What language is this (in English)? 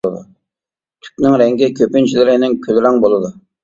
Uyghur